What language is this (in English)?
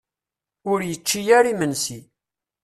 Kabyle